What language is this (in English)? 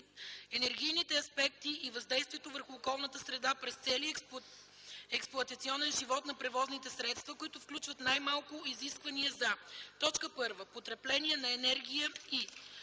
Bulgarian